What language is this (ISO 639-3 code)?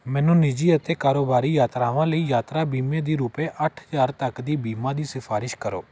pan